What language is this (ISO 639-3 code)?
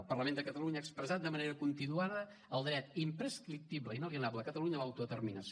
cat